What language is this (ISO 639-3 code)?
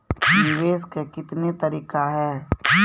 mai